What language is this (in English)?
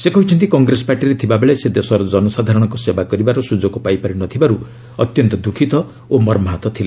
Odia